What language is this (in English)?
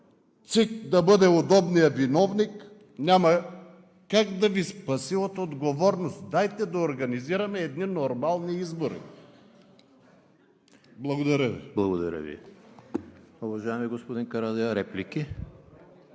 Bulgarian